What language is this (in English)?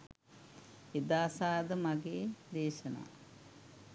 Sinhala